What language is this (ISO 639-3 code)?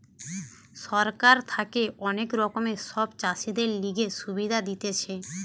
ben